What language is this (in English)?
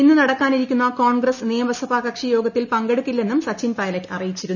Malayalam